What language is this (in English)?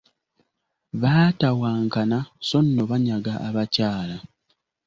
Ganda